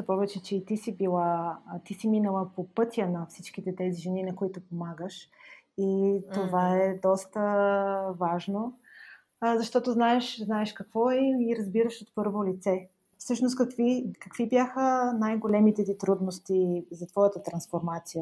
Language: Bulgarian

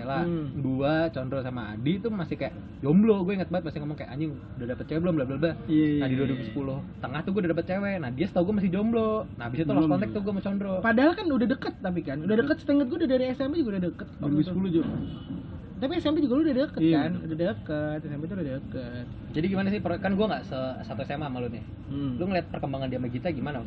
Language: Indonesian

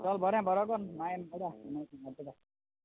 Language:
Konkani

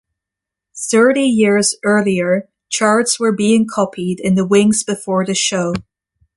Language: English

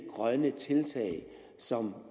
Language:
Danish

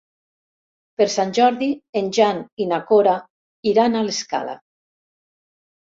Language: Catalan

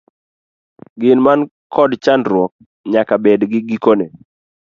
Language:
Luo (Kenya and Tanzania)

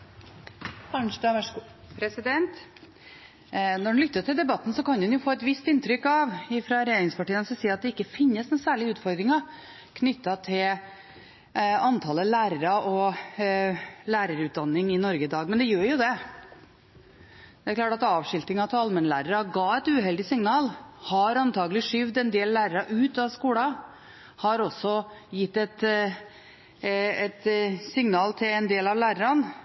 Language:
Norwegian Bokmål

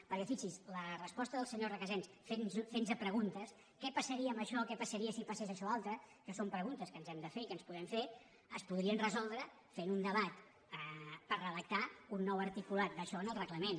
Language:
Catalan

